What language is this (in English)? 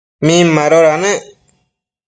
Matsés